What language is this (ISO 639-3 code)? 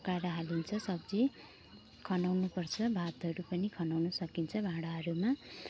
nep